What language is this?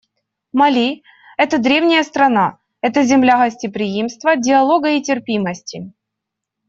Russian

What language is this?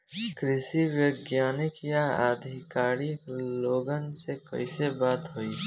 Bhojpuri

